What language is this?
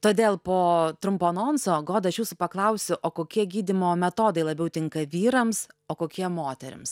Lithuanian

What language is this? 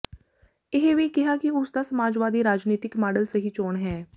Punjabi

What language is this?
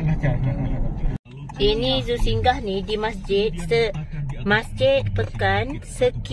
Malay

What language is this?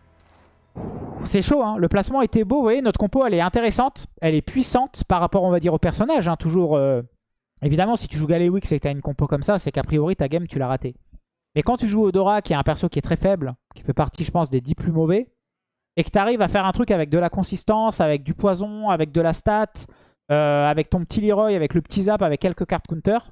French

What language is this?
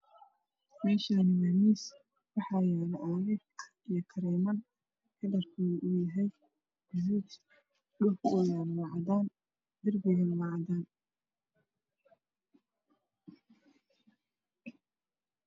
Somali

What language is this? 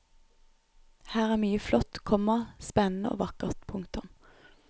Norwegian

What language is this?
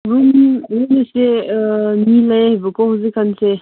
Manipuri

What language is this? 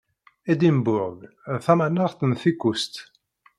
Kabyle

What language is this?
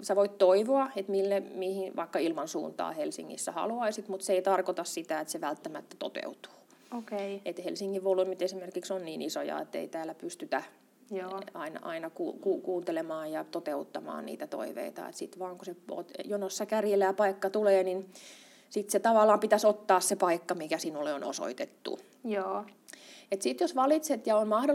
Finnish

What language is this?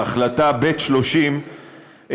Hebrew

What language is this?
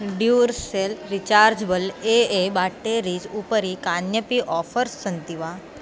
Sanskrit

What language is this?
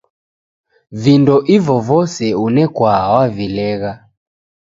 Taita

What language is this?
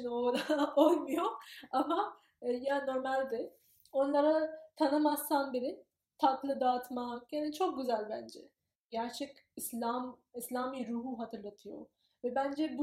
Turkish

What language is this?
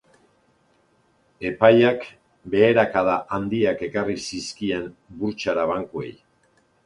Basque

